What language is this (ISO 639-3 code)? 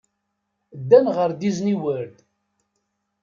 kab